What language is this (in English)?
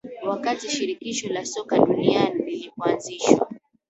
Swahili